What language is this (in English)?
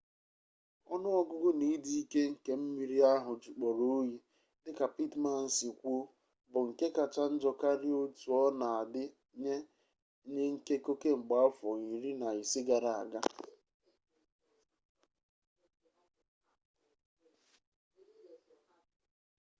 Igbo